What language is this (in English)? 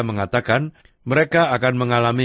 Indonesian